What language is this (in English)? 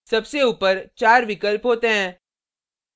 Hindi